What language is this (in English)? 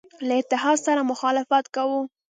Pashto